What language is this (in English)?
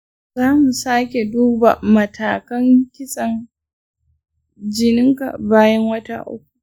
Hausa